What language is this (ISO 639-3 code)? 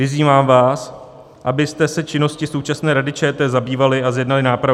ces